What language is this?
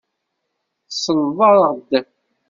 Kabyle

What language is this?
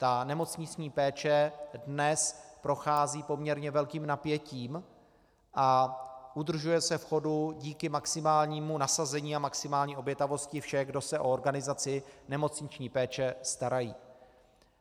Czech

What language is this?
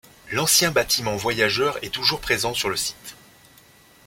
French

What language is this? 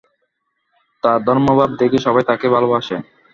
Bangla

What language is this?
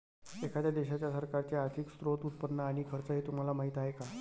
Marathi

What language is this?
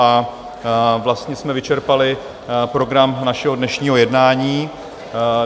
Czech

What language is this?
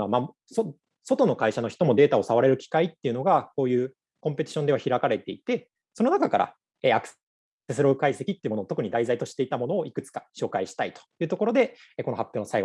Japanese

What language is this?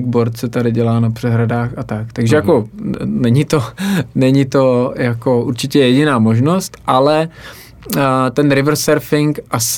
Czech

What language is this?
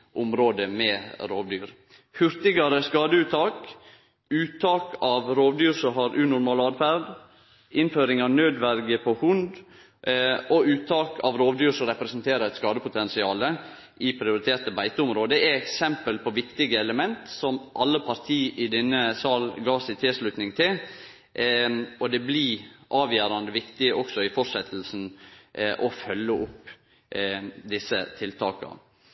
Norwegian Nynorsk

